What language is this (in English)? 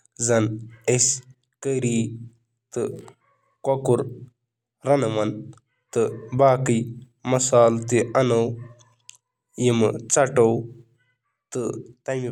Kashmiri